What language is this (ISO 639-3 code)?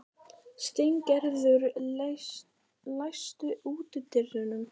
isl